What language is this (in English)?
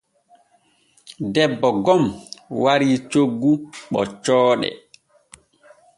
Borgu Fulfulde